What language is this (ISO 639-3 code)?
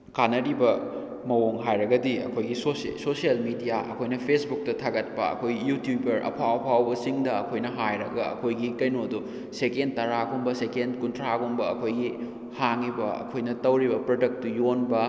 mni